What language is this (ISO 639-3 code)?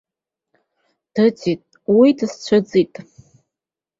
abk